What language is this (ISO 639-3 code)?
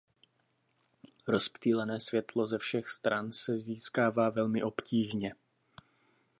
ces